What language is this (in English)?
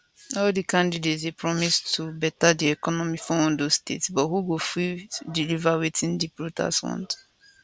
Nigerian Pidgin